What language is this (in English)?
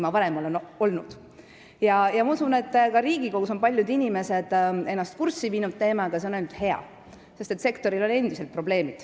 Estonian